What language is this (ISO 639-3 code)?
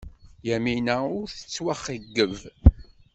kab